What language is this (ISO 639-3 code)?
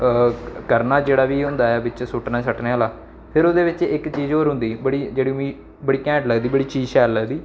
doi